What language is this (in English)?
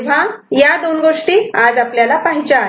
Marathi